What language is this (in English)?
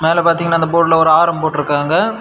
Tamil